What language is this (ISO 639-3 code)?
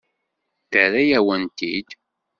kab